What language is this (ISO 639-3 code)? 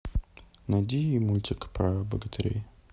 rus